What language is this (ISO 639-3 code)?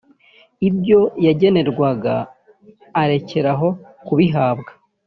kin